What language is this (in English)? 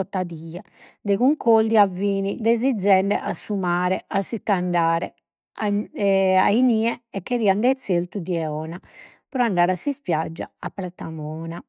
Sardinian